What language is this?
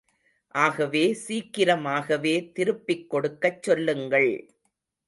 Tamil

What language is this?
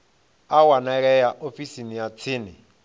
Venda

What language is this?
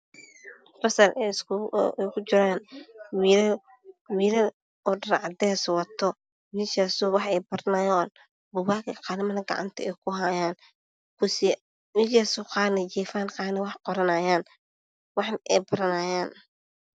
Somali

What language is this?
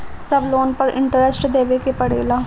Bhojpuri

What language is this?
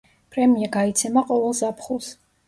Georgian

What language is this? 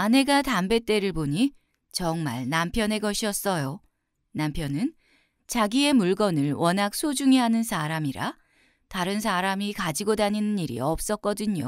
Korean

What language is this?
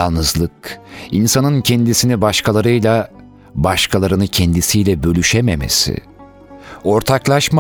Turkish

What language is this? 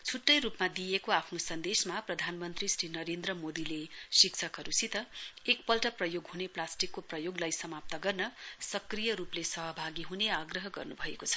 Nepali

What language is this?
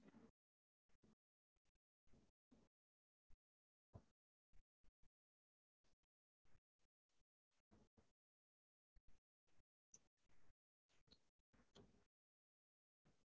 Tamil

